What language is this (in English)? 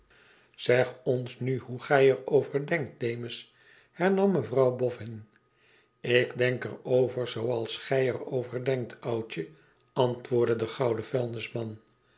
Dutch